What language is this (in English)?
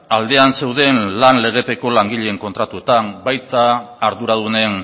Basque